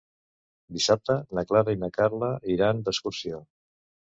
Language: Catalan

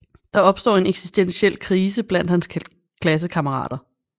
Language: Danish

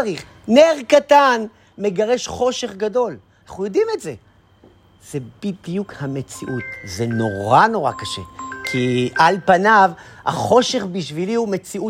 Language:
Hebrew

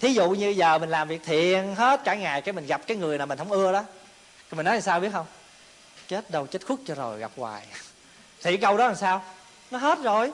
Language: Vietnamese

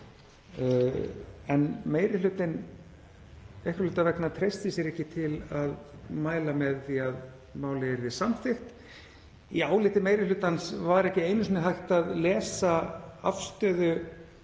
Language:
Icelandic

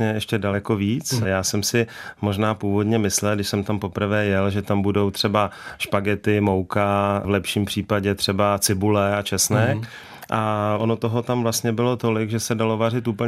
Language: Czech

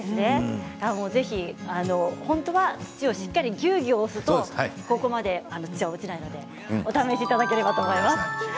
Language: Japanese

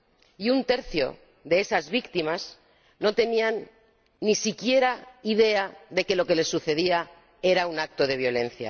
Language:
Spanish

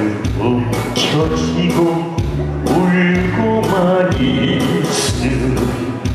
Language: Korean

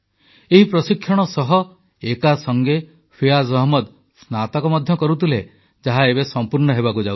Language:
Odia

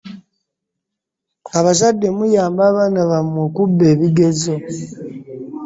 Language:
Ganda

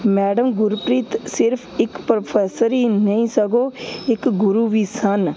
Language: Punjabi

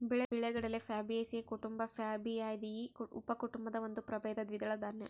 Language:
Kannada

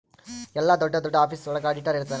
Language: Kannada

